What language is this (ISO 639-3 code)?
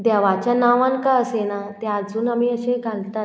kok